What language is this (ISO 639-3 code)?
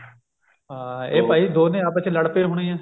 pan